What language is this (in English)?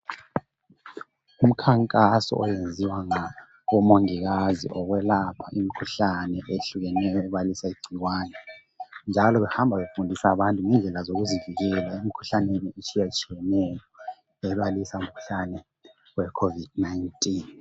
North Ndebele